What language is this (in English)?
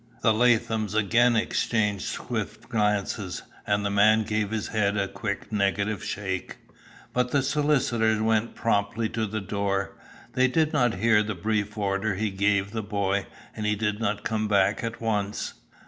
English